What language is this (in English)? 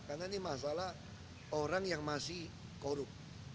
Indonesian